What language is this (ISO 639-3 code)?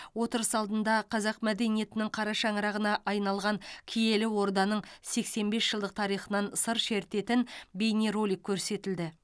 kaz